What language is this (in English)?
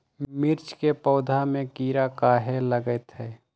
Magahi